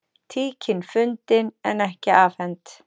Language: Icelandic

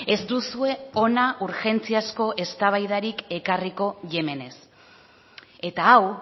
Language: Basque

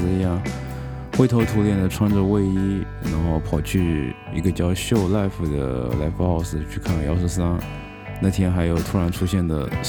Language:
Chinese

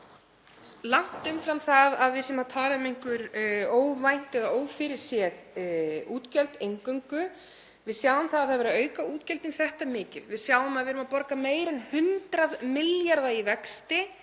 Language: Icelandic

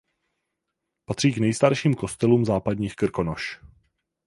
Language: Czech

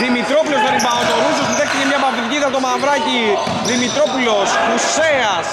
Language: Greek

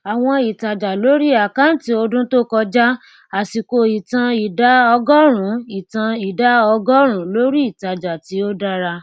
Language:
Yoruba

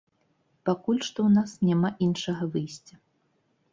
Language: Belarusian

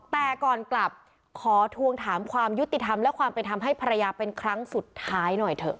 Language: Thai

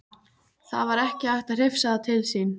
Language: Icelandic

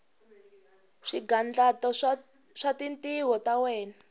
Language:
Tsonga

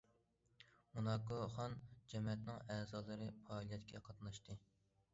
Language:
Uyghur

